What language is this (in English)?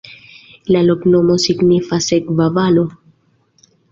Esperanto